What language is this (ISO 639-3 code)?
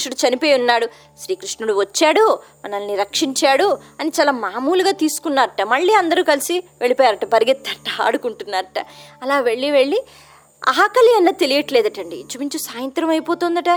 tel